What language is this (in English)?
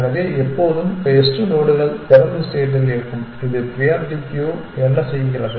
Tamil